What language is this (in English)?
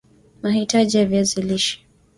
Swahili